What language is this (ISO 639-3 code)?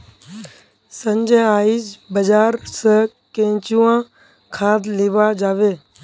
mag